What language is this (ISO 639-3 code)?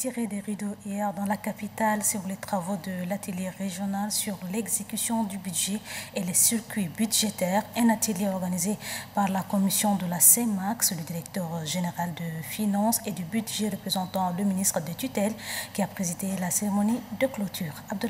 fra